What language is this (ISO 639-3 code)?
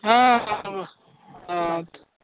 kok